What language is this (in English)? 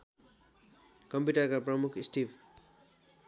Nepali